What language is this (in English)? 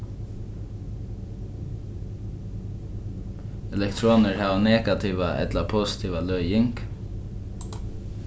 Faroese